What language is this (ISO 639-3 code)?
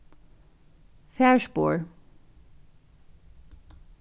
fao